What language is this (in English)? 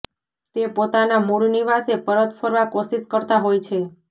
Gujarati